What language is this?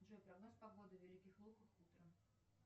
Russian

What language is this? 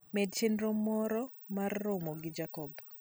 Luo (Kenya and Tanzania)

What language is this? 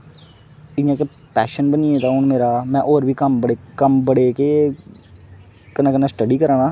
Dogri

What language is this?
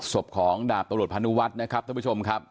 Thai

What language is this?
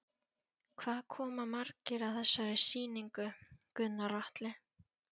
Icelandic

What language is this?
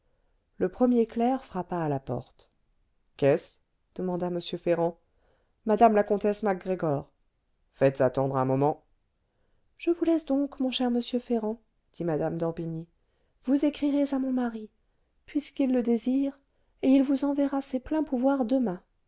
French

